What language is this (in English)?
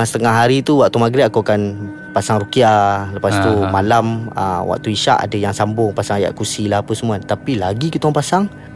Malay